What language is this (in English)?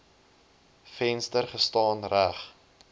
Afrikaans